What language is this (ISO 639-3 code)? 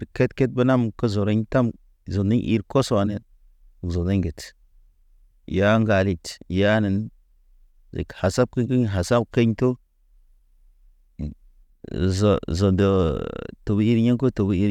mne